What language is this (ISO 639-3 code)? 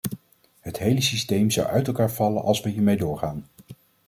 nld